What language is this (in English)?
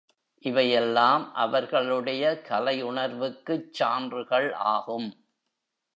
Tamil